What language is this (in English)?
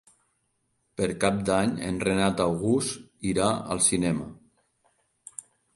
Catalan